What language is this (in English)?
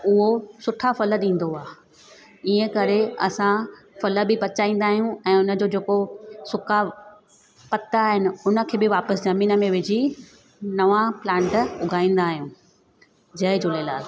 Sindhi